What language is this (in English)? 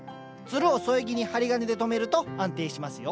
Japanese